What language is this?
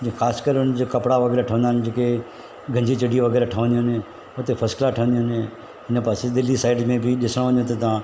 Sindhi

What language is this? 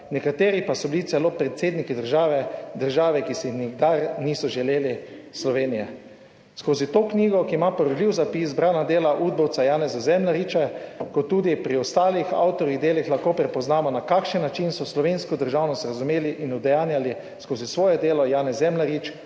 Slovenian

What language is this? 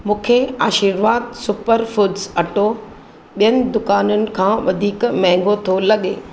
Sindhi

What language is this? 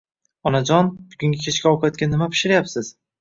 Uzbek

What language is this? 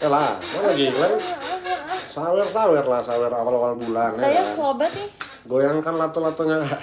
Indonesian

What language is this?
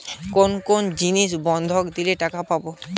Bangla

